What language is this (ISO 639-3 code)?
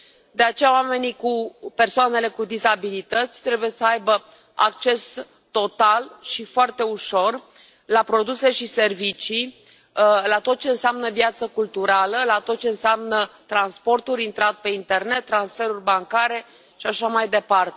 ron